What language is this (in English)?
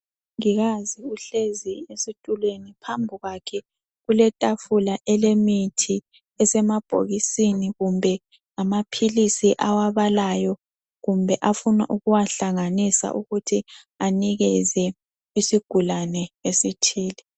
North Ndebele